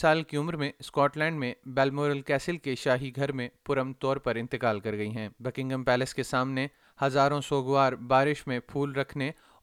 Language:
Urdu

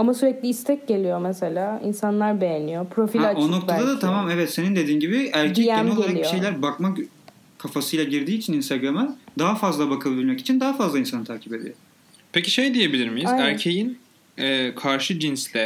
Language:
Turkish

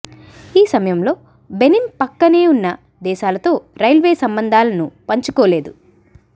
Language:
Telugu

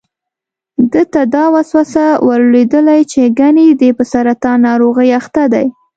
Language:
Pashto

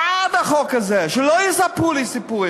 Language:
Hebrew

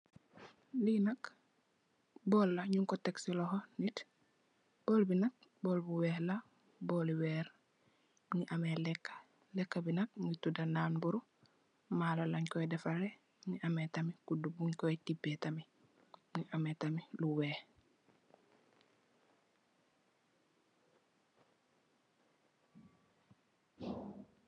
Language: Wolof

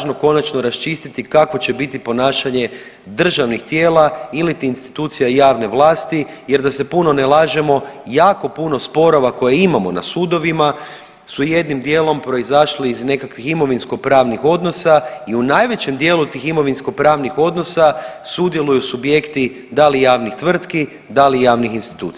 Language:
Croatian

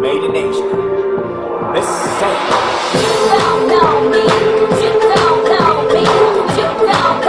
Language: Korean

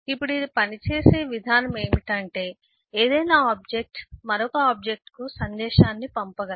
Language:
Telugu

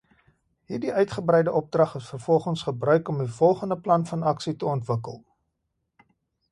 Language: Afrikaans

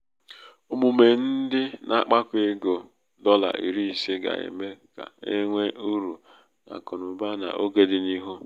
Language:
Igbo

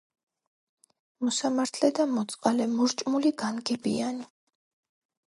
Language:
Georgian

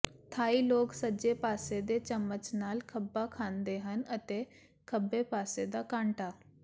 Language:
Punjabi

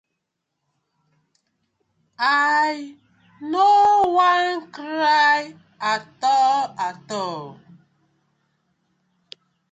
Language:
Nigerian Pidgin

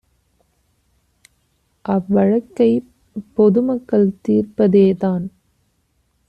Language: Tamil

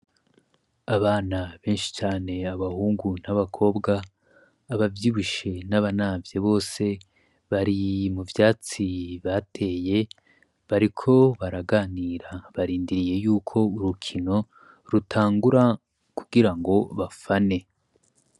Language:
Rundi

